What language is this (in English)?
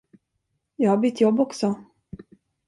Swedish